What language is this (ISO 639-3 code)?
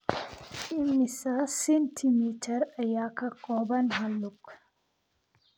som